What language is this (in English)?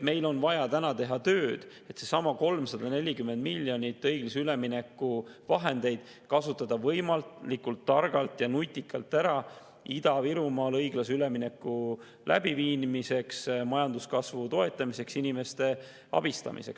Estonian